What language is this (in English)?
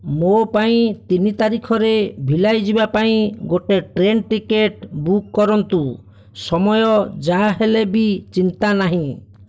Odia